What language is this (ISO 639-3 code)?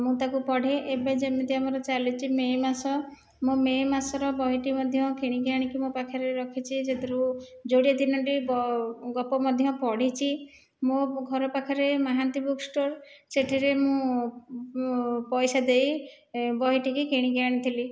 ori